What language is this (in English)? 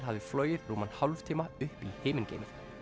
Icelandic